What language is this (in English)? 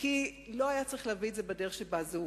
Hebrew